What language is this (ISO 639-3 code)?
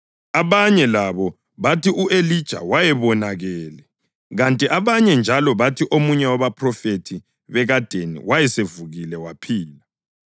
nde